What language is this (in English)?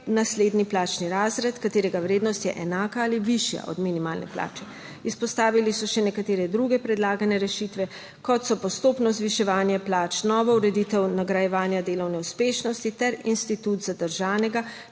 Slovenian